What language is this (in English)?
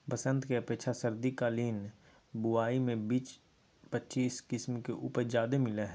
Magahi